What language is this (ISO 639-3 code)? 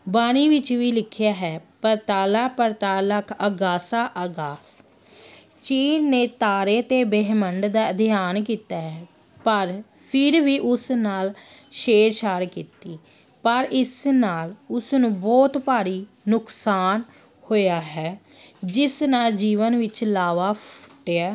pan